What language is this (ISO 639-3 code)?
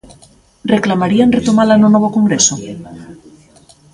glg